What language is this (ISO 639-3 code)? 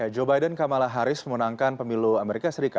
ind